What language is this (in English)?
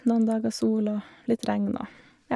Norwegian